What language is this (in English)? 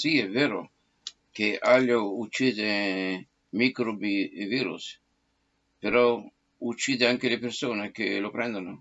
Italian